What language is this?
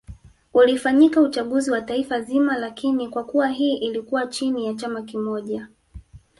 Swahili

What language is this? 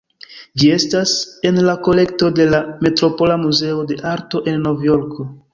Esperanto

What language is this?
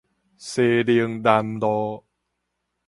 Min Nan Chinese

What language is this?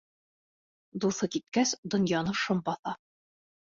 Bashkir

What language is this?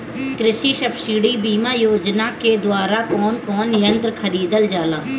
Bhojpuri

